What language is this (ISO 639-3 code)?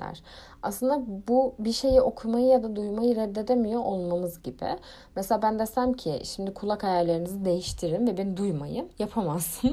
tur